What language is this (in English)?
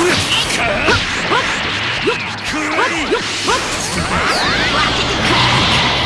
Japanese